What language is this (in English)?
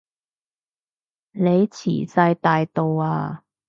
Cantonese